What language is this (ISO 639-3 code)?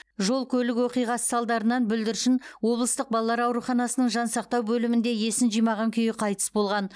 kaz